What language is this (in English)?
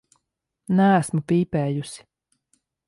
Latvian